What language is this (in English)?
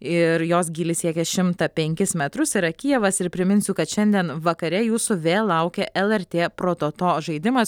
Lithuanian